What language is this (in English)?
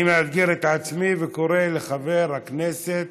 Hebrew